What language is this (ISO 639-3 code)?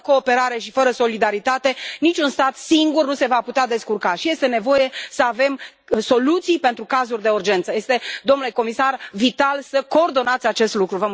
ron